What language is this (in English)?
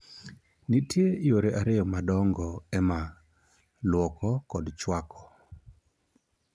Luo (Kenya and Tanzania)